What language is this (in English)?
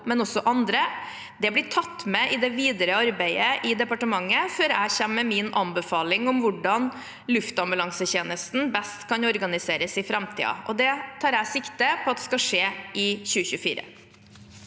Norwegian